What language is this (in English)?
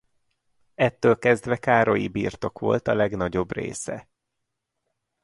Hungarian